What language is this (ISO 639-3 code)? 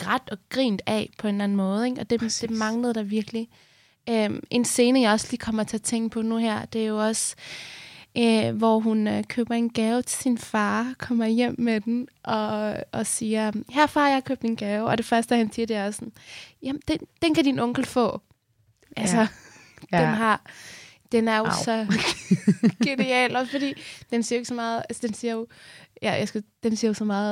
dan